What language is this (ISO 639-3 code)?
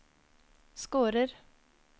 nor